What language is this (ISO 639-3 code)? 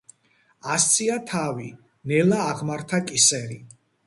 kat